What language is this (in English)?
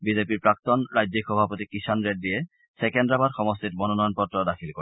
Assamese